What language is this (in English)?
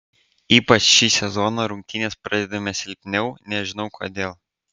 Lithuanian